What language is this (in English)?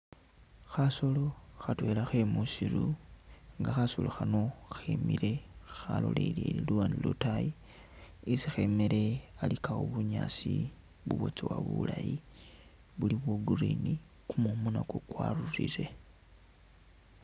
Masaaba